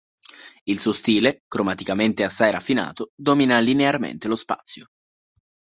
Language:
Italian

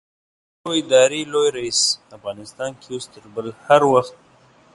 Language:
Pashto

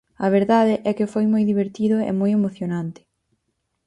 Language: Galician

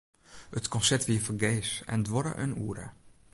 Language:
Western Frisian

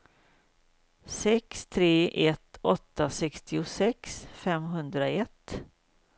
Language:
Swedish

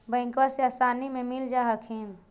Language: Magahi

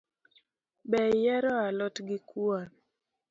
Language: Luo (Kenya and Tanzania)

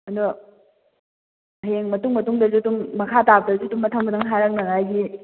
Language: Manipuri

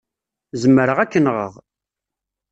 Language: Kabyle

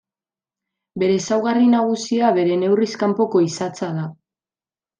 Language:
Basque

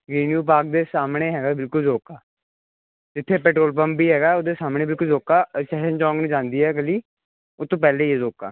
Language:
Punjabi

